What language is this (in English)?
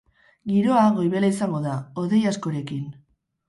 Basque